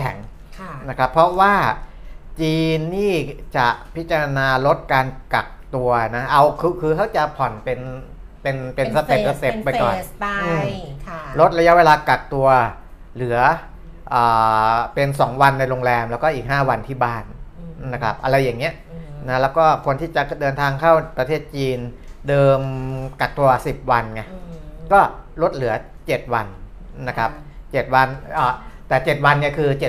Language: Thai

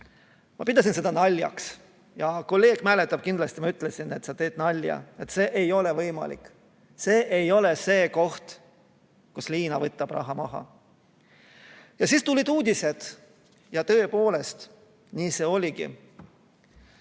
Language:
Estonian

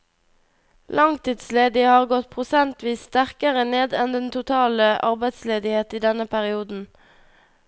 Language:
Norwegian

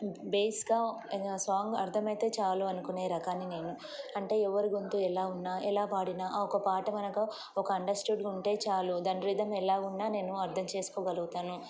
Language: Telugu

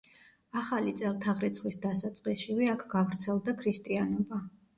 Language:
Georgian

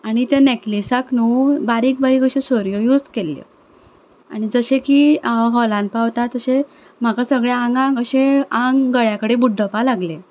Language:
Konkani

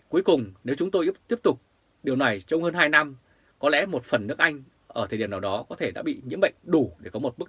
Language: Vietnamese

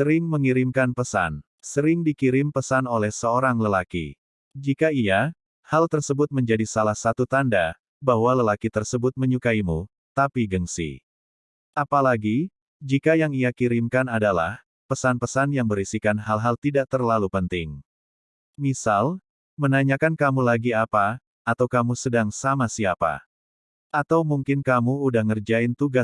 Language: Indonesian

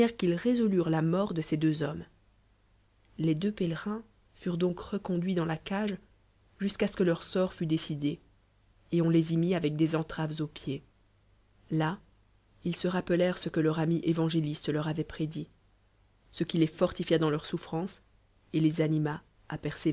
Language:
French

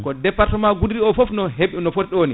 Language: Fula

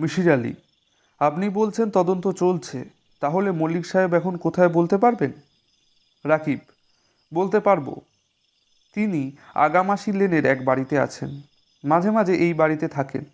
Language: Bangla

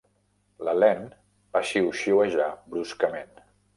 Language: Catalan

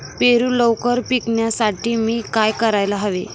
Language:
Marathi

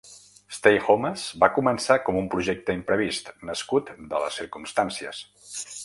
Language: Catalan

